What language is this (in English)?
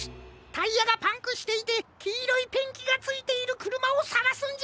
Japanese